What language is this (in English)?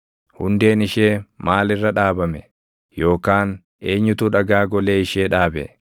Oromo